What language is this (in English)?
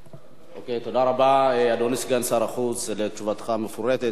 Hebrew